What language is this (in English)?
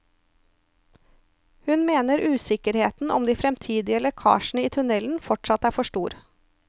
Norwegian